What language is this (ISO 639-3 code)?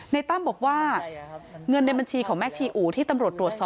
tha